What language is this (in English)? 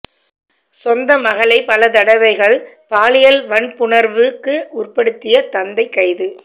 Tamil